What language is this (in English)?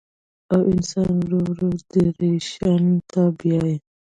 Pashto